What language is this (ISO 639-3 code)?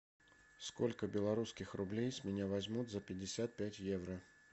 rus